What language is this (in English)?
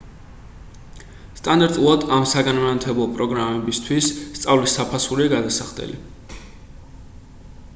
Georgian